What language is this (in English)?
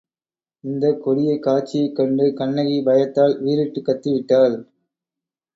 Tamil